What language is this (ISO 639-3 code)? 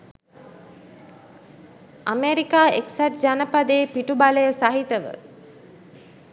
sin